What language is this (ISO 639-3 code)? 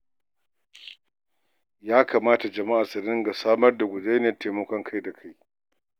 hau